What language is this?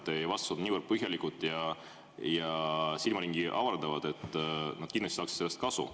Estonian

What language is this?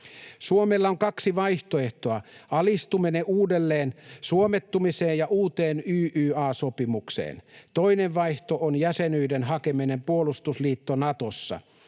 Finnish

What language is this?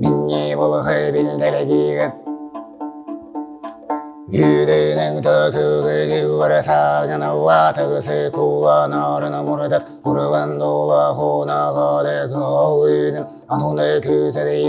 Vietnamese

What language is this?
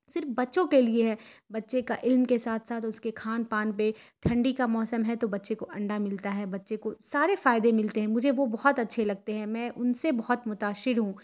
Urdu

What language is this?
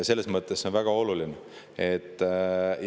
Estonian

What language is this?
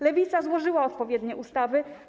Polish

